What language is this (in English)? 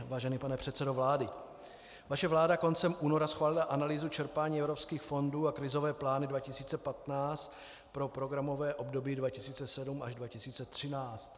Czech